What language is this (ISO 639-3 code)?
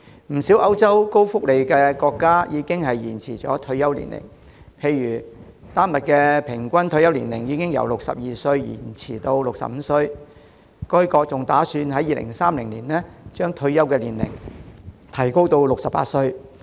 yue